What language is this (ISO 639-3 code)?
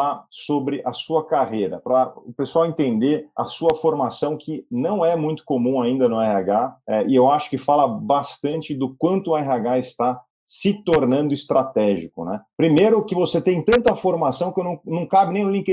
por